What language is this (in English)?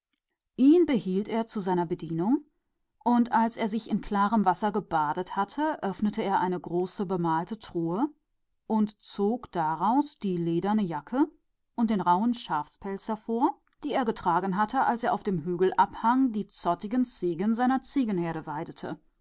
German